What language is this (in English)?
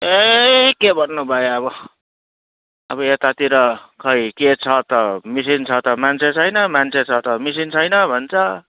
Nepali